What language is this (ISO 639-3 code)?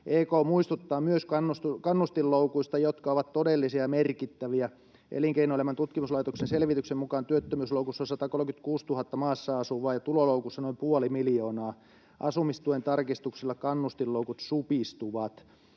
fin